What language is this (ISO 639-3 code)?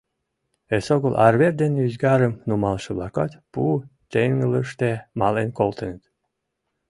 chm